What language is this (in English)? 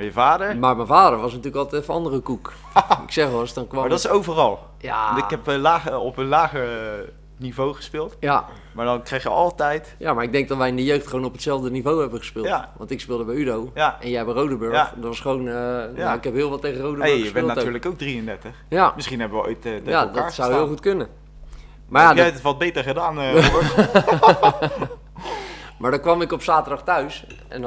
Dutch